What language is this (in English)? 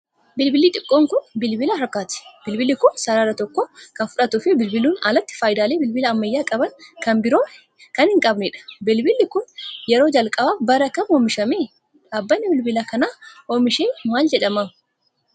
Oromo